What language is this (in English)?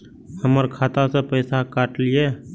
Maithili